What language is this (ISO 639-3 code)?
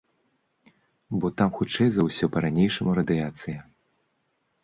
bel